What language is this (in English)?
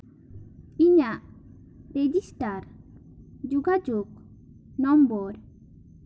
Santali